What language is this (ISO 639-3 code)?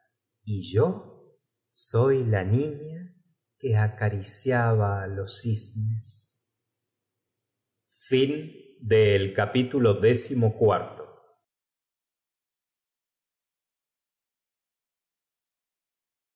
spa